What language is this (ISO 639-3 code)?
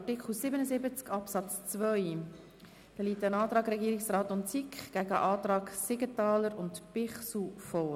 gsw